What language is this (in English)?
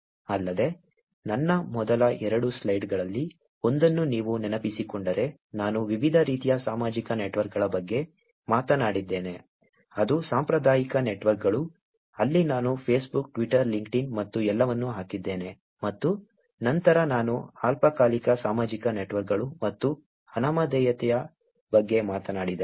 Kannada